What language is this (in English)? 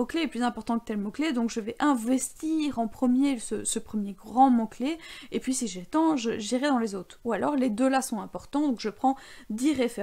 French